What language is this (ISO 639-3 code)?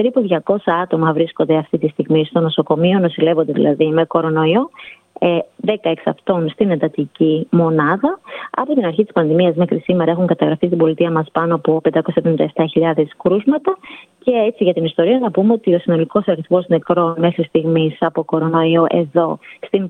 ell